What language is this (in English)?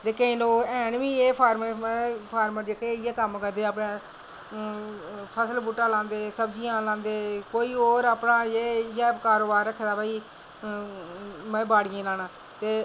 Dogri